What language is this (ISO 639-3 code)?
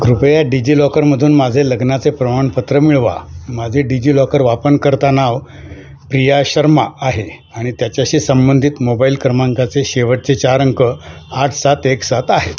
mar